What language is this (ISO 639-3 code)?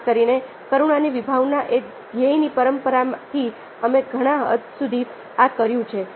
guj